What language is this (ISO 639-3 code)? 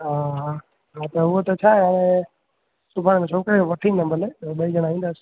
snd